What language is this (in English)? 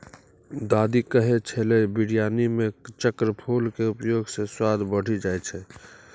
Maithili